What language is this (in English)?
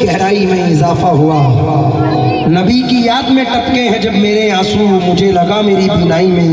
Arabic